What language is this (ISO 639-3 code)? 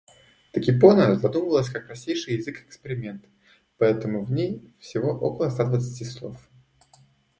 rus